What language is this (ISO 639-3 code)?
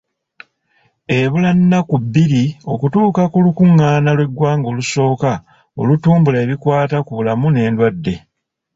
lug